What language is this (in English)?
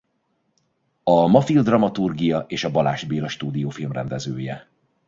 Hungarian